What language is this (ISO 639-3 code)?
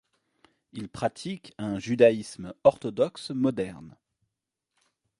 fra